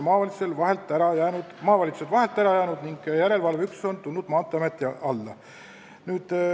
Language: Estonian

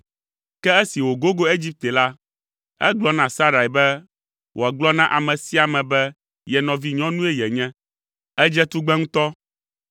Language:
Ewe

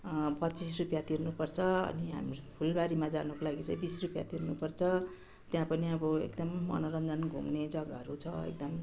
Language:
Nepali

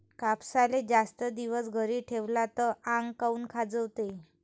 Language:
Marathi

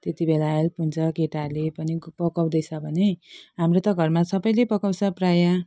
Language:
Nepali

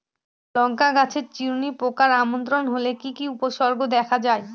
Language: Bangla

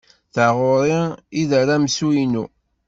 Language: Kabyle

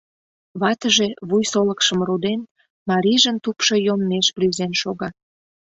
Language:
Mari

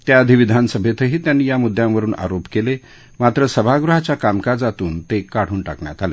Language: Marathi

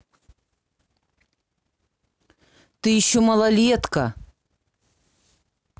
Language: Russian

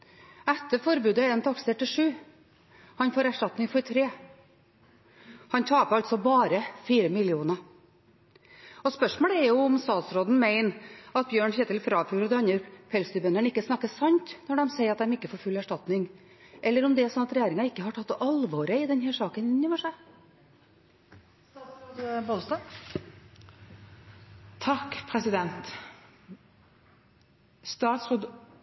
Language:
Norwegian Bokmål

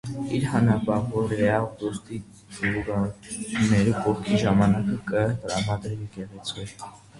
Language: Armenian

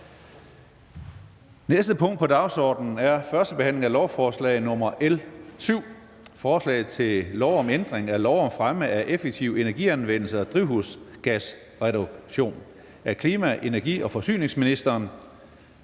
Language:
Danish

